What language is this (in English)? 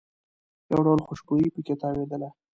Pashto